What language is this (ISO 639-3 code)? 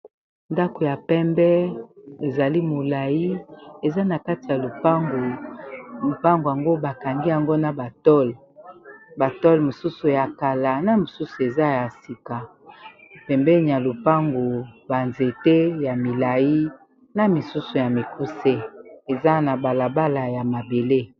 lin